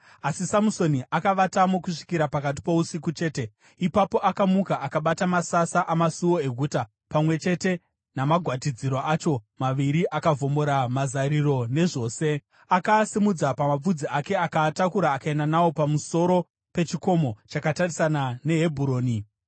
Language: Shona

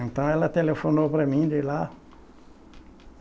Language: Portuguese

